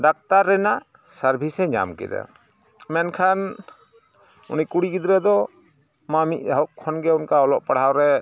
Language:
Santali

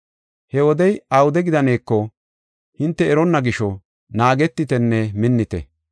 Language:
Gofa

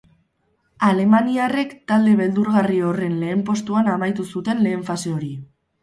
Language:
Basque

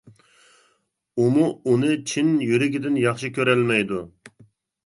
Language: Uyghur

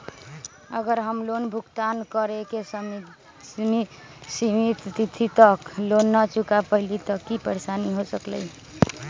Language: Magahi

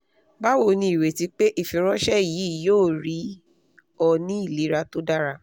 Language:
Yoruba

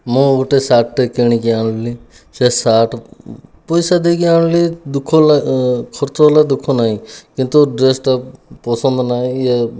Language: Odia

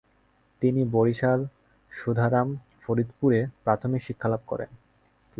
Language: Bangla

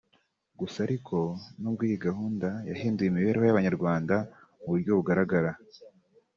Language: Kinyarwanda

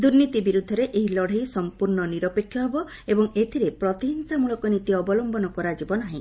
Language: Odia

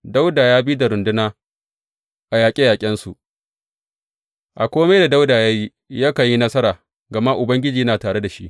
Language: Hausa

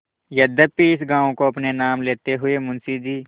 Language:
Hindi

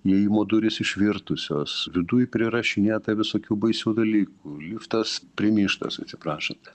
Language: Lithuanian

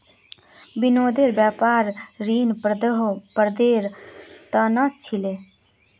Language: Magahi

